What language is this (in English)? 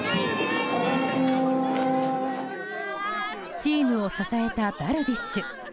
Japanese